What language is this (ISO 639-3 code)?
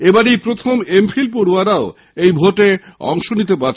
ben